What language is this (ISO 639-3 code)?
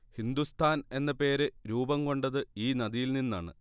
mal